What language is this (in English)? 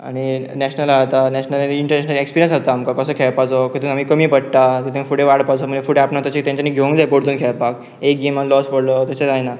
Konkani